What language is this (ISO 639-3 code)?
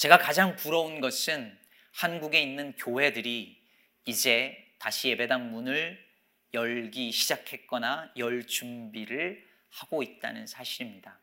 kor